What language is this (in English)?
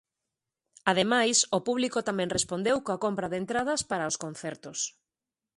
Galician